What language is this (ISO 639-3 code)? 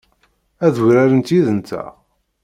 kab